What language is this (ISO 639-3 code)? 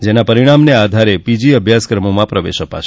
guj